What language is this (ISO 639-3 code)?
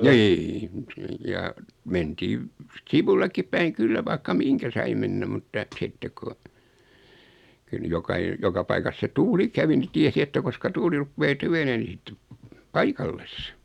fin